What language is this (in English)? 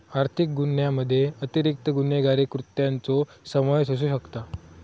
Marathi